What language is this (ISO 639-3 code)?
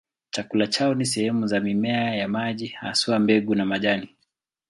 swa